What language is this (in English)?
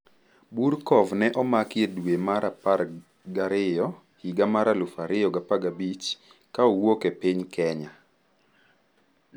Luo (Kenya and Tanzania)